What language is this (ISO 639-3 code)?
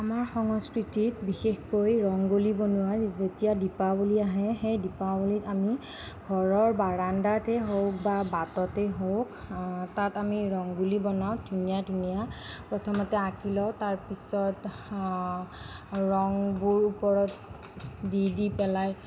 asm